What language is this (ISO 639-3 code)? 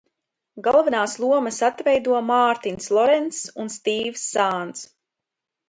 lav